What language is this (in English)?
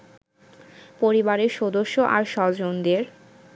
Bangla